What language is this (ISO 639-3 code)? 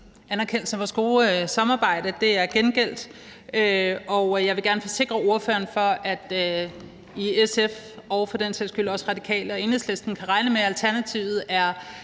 dan